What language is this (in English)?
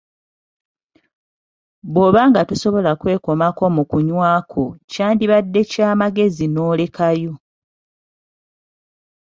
Ganda